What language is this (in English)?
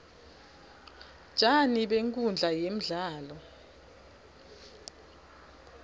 Swati